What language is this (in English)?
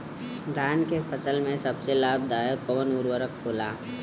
Bhojpuri